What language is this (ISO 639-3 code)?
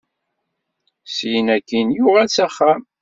kab